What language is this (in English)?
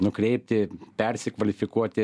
Lithuanian